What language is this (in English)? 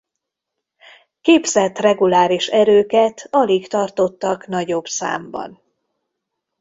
Hungarian